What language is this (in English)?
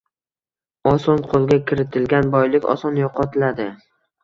Uzbek